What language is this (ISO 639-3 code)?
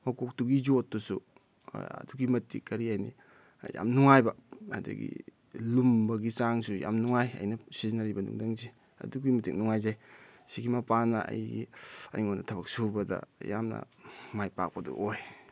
mni